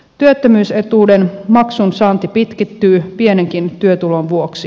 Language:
Finnish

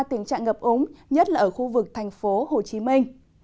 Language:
Vietnamese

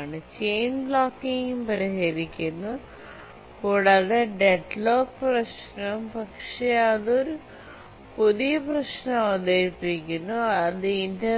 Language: Malayalam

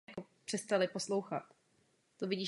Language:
Czech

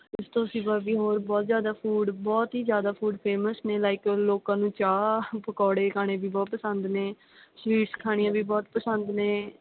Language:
Punjabi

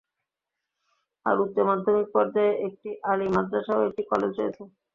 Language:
Bangla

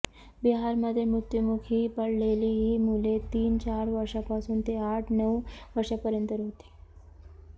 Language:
Marathi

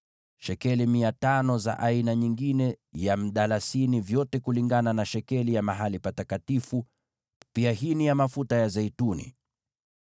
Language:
Swahili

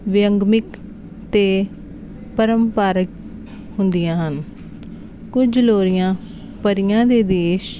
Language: Punjabi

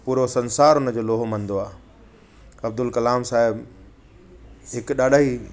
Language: Sindhi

